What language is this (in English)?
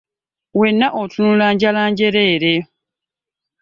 Ganda